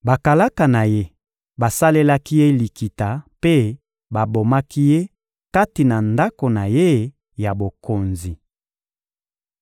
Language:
Lingala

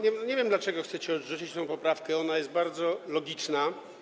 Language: Polish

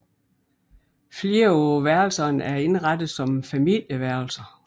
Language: Danish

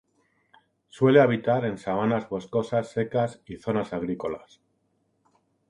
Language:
Spanish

